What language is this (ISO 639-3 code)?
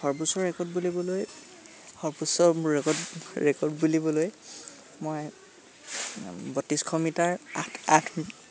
asm